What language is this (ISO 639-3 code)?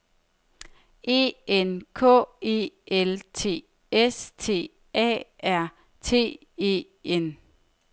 dan